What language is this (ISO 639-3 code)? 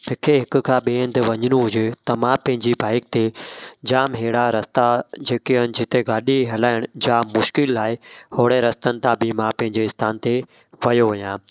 snd